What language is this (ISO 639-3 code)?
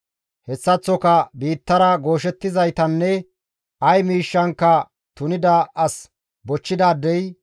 gmv